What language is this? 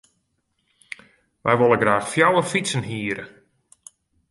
Western Frisian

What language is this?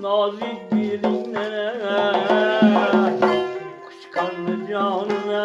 Turkish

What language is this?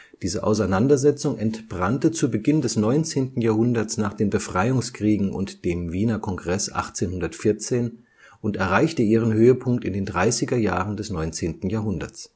German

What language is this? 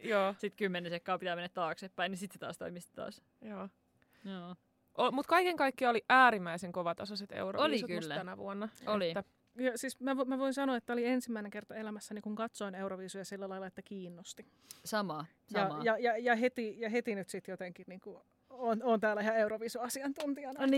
Finnish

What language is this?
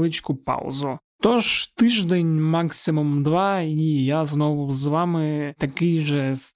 Ukrainian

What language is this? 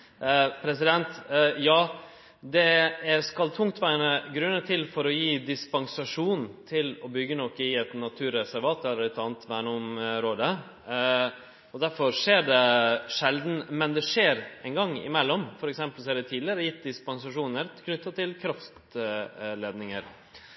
Norwegian Nynorsk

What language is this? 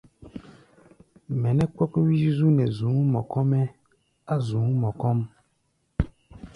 Gbaya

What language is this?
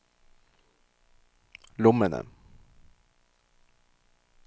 Norwegian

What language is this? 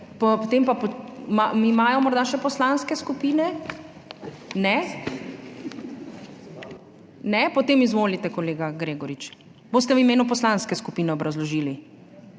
Slovenian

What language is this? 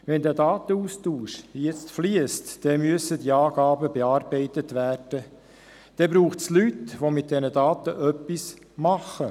Swiss German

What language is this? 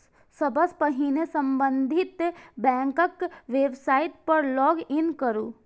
Maithili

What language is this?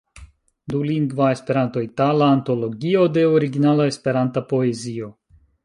Esperanto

